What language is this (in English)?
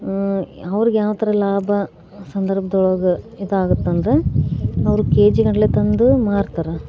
Kannada